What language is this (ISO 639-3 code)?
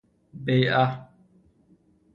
fas